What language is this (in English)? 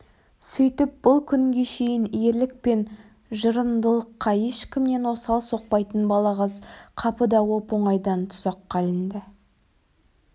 Kazakh